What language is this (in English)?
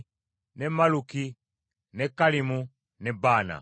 Ganda